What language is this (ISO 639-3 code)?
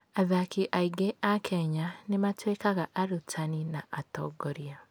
kik